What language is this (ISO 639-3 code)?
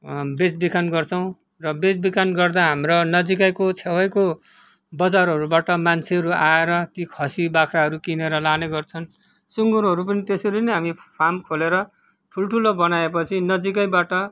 nep